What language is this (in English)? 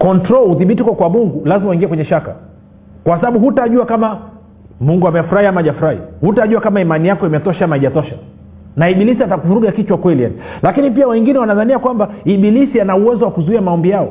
Swahili